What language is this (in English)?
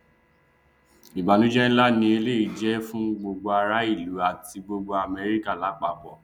Yoruba